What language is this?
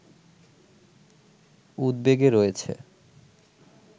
Bangla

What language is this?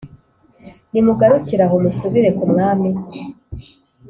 Kinyarwanda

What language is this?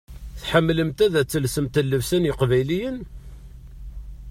Kabyle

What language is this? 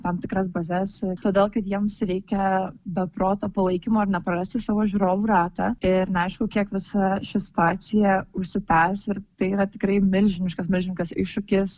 Lithuanian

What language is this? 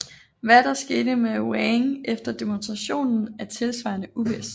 Danish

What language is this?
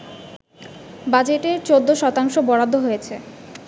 Bangla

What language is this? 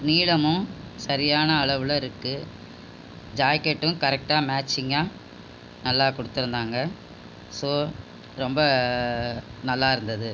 Tamil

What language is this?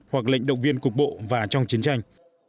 Vietnamese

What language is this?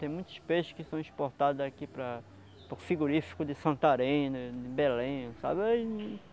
Portuguese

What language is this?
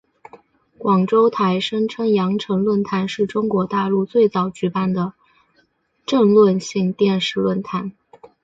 Chinese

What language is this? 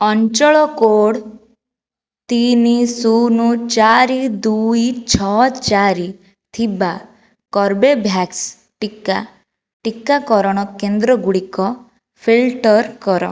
Odia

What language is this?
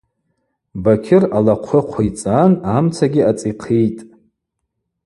Abaza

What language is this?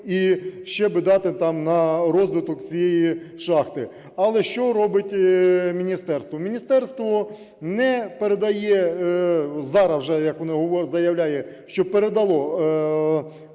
Ukrainian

